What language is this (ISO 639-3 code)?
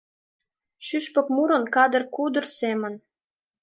chm